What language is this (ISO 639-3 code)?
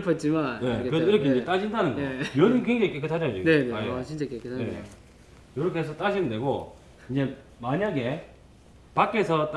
kor